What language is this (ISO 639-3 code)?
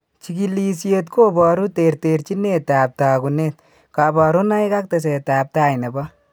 kln